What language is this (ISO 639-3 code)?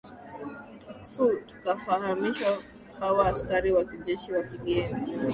swa